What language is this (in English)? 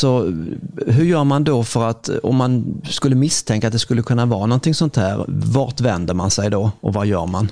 Swedish